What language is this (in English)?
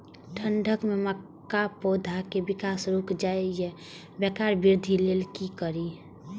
Maithili